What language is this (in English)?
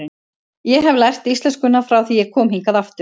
Icelandic